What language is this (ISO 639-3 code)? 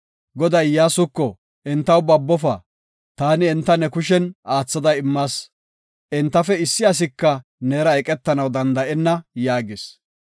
gof